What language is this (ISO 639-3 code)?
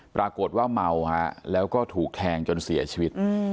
tha